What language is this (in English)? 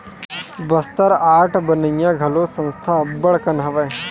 Chhattisgarhi